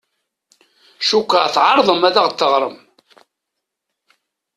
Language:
Kabyle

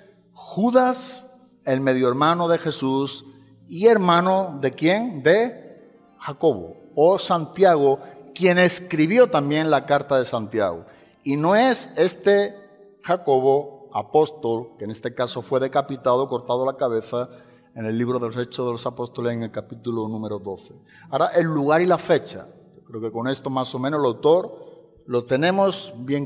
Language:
Spanish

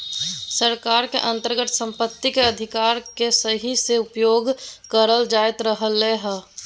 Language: Magahi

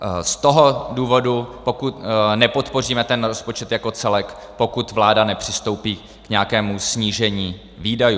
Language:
Czech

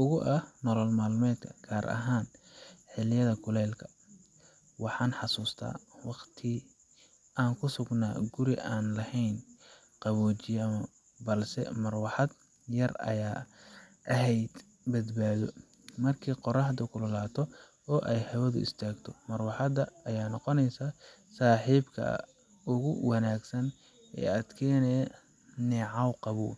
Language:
Somali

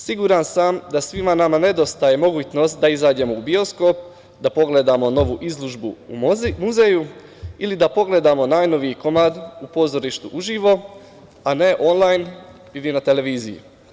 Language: Serbian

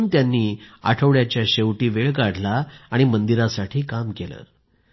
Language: Marathi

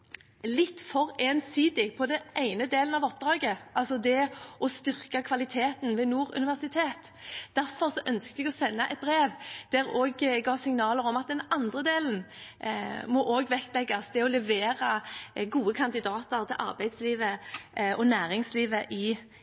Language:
Norwegian Bokmål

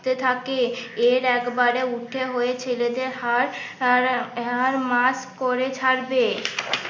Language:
Bangla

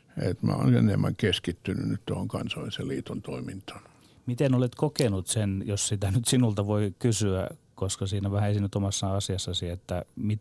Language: Finnish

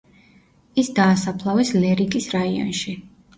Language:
Georgian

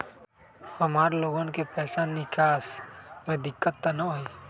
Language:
Magahi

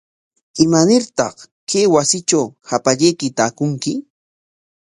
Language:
Corongo Ancash Quechua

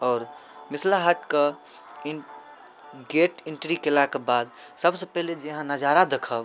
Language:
Maithili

